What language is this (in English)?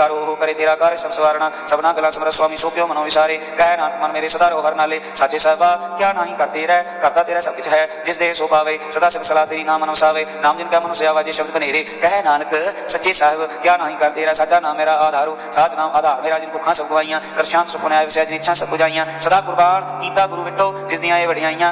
Punjabi